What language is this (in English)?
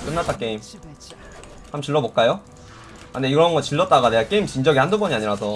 Korean